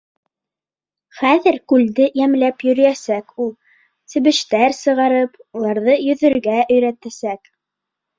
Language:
Bashkir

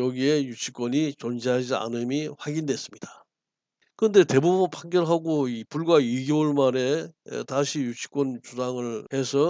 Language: Korean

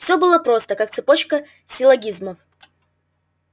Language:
Russian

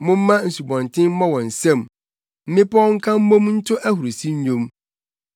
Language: Akan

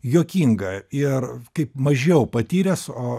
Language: Lithuanian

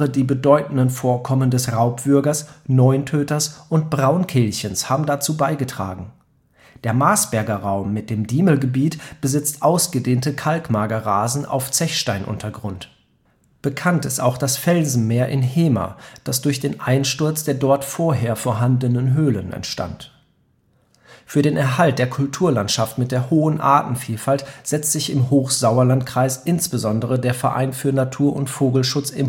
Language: German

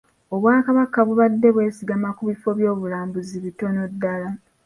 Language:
Ganda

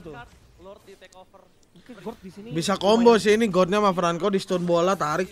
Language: Indonesian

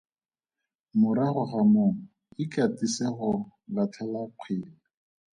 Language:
Tswana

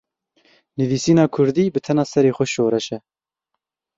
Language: Kurdish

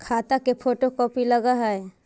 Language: Magahi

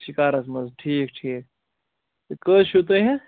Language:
Kashmiri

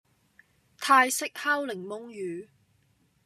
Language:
Cantonese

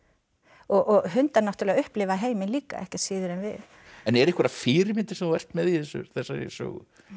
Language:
Icelandic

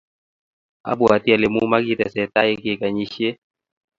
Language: Kalenjin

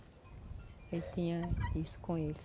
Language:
Portuguese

